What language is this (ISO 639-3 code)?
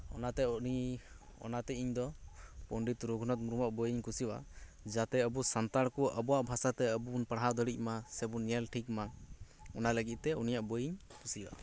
sat